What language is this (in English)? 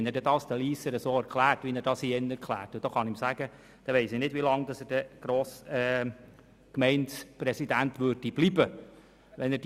Swiss German